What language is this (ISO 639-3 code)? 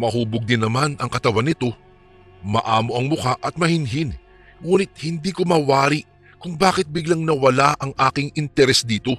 fil